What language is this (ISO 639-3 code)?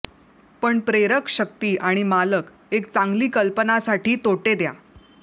mar